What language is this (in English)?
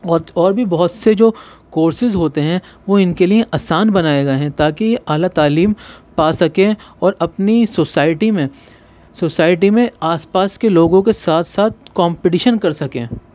Urdu